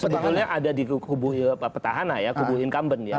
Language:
Indonesian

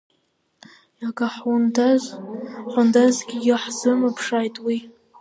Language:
Abkhazian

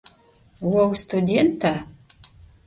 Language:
Adyghe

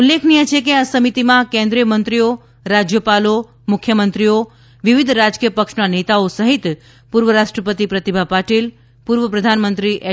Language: Gujarati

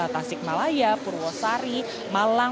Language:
Indonesian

